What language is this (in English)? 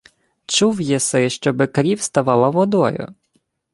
Ukrainian